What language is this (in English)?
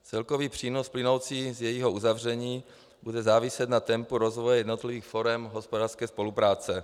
Czech